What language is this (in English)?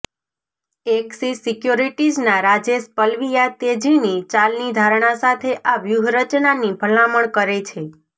Gujarati